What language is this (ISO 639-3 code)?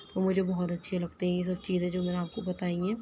urd